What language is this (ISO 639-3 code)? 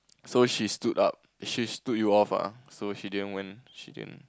eng